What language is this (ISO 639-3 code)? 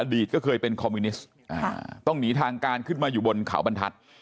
tha